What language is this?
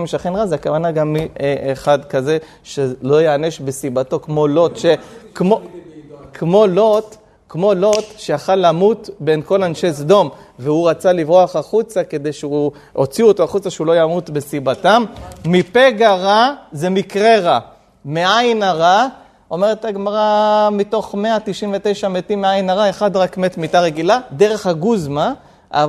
Hebrew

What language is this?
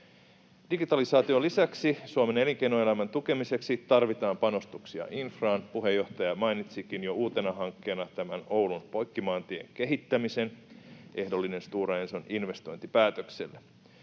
Finnish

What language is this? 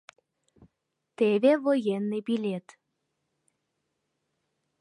Mari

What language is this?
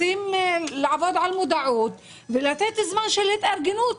Hebrew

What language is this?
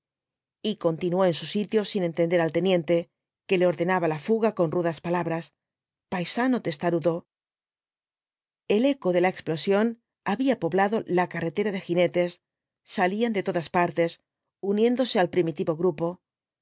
Spanish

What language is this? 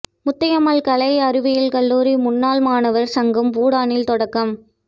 Tamil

